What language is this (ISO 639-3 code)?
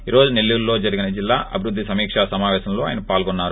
tel